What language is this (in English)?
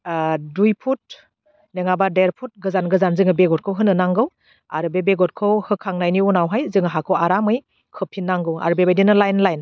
Bodo